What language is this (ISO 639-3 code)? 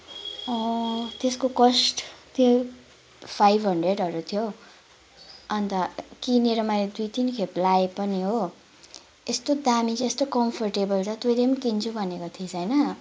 nep